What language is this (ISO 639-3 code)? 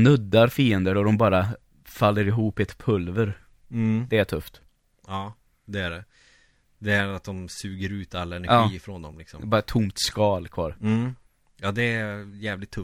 swe